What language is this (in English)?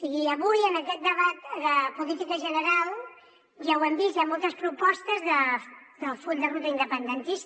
Catalan